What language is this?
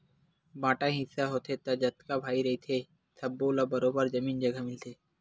Chhattisgarhi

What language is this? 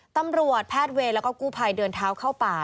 Thai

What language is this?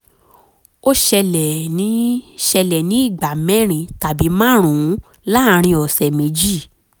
Yoruba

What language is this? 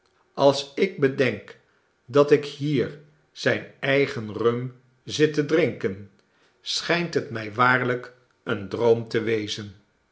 Dutch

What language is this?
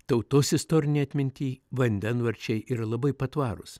Lithuanian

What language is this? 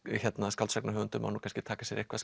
Icelandic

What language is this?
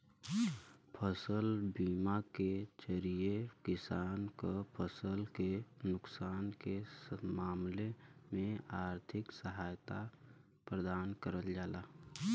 Bhojpuri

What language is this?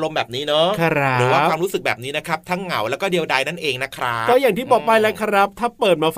Thai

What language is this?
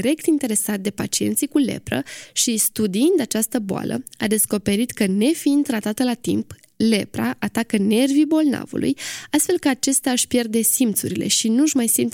Romanian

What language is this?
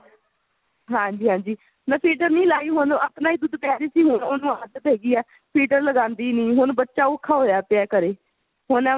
Punjabi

